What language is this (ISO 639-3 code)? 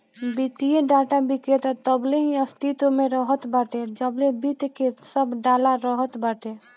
bho